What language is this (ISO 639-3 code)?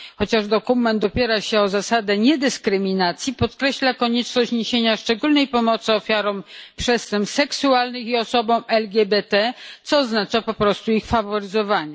pol